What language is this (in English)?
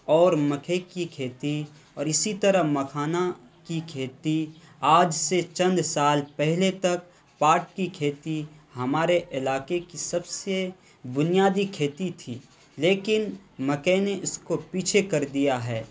Urdu